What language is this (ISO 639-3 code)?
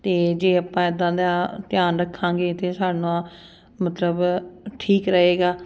pan